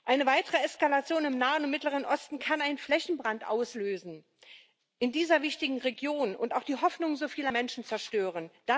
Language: German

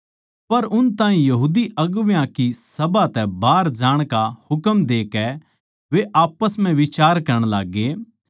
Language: Haryanvi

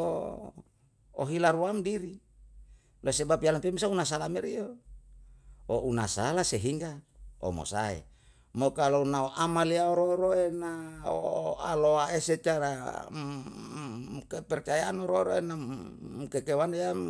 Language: Yalahatan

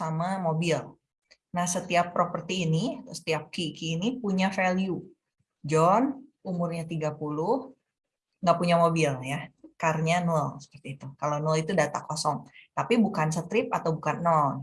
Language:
Indonesian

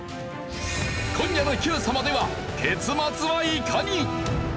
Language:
Japanese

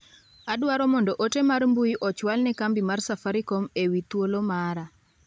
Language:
Luo (Kenya and Tanzania)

